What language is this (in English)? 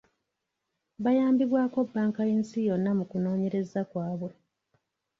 Ganda